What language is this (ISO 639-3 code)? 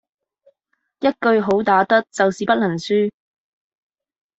yue